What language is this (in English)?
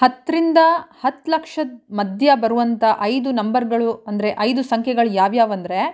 Kannada